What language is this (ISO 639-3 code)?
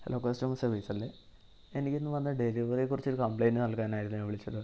mal